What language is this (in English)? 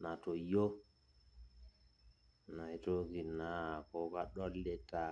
Masai